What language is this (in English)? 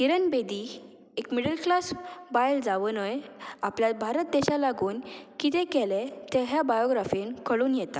Konkani